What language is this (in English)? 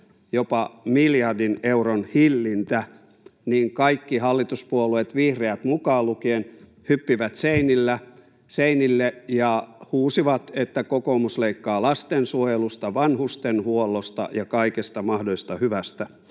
Finnish